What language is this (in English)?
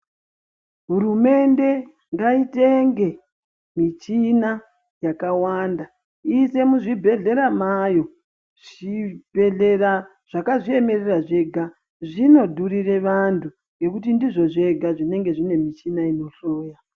Ndau